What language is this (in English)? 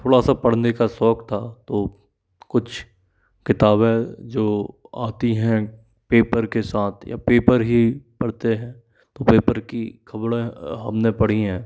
Hindi